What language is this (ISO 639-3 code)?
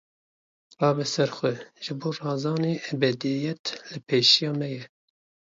kur